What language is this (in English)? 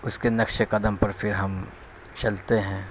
Urdu